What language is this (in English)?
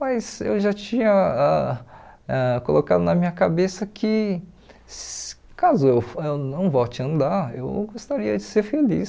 Portuguese